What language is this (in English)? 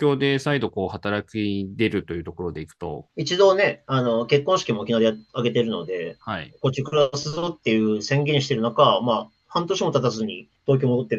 Japanese